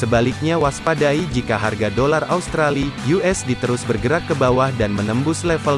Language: Indonesian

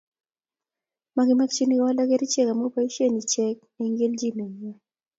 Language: Kalenjin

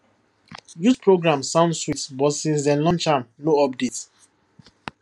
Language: Nigerian Pidgin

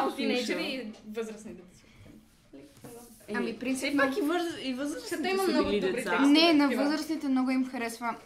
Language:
Bulgarian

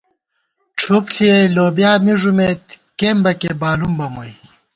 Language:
Gawar-Bati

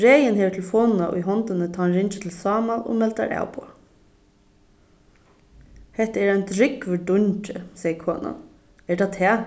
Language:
Faroese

